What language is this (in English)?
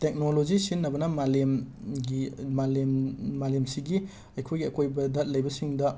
Manipuri